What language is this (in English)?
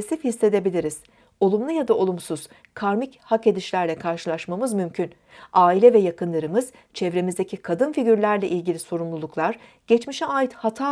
Turkish